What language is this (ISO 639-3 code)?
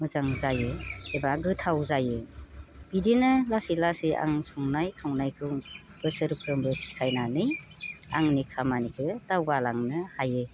brx